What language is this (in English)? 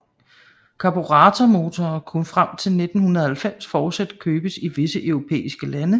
Danish